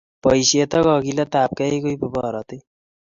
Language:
Kalenjin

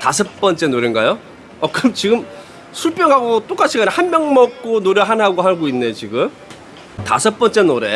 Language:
Korean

